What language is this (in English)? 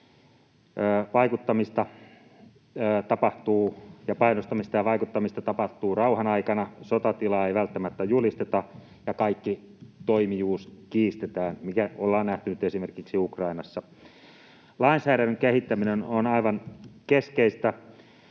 Finnish